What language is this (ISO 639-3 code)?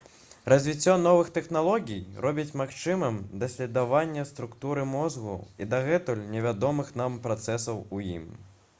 bel